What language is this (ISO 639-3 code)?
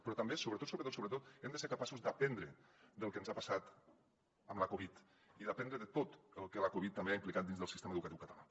cat